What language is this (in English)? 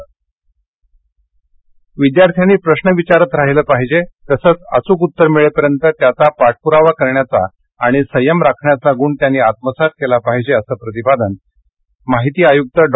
Marathi